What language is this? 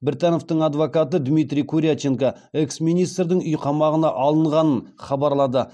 Kazakh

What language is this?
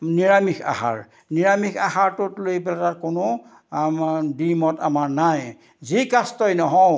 Assamese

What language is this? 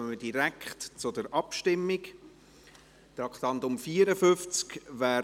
Swiss German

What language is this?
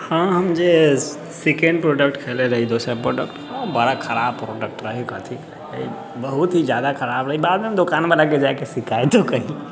Maithili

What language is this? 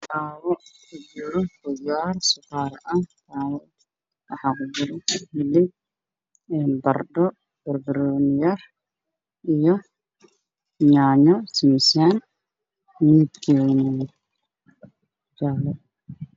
Somali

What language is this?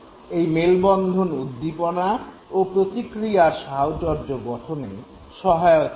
Bangla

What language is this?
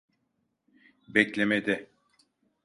Turkish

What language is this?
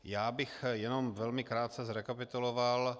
Czech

